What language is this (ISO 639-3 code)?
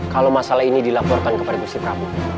ind